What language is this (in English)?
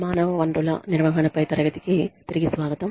Telugu